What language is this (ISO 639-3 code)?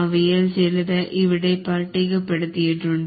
mal